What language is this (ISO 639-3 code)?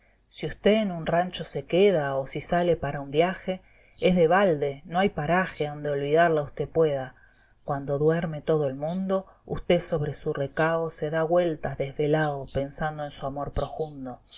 spa